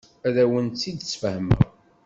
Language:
Kabyle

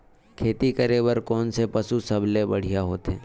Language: Chhattisgarhi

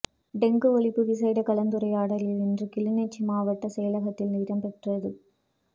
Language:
Tamil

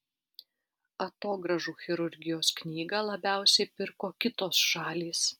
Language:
Lithuanian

